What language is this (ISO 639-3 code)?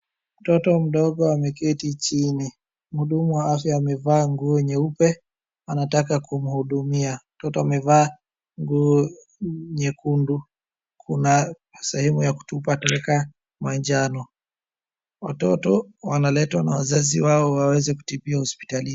swa